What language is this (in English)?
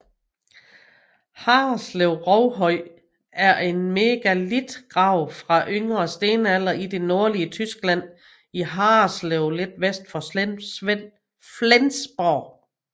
Danish